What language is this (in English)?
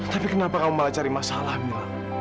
Indonesian